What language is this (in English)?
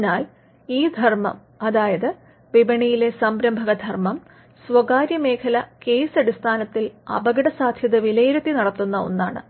Malayalam